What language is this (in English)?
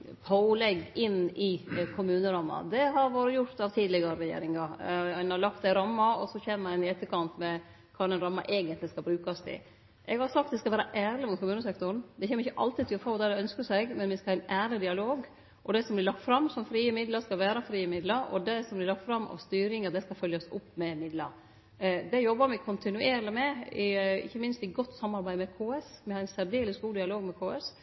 Norwegian Nynorsk